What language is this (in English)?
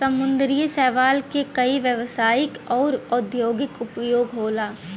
Bhojpuri